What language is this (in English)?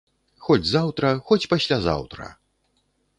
Belarusian